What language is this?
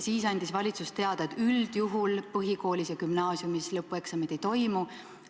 Estonian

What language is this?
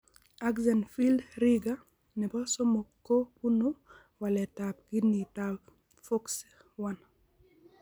Kalenjin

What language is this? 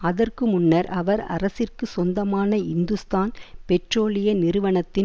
Tamil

